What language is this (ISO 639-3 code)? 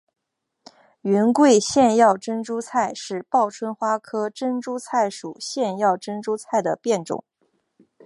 zho